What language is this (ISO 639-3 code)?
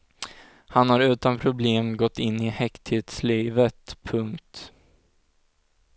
swe